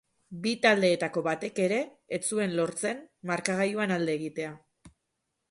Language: Basque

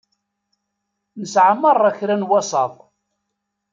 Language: Kabyle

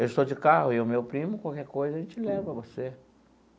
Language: Portuguese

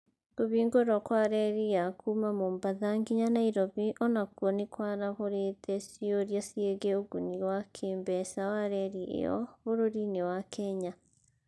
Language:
Kikuyu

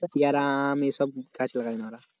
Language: Bangla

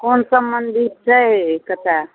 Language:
Maithili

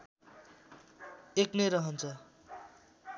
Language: Nepali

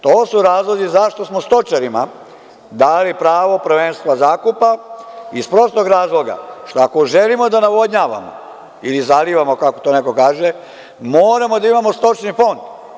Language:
Serbian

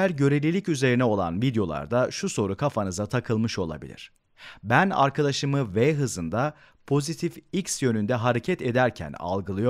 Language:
Turkish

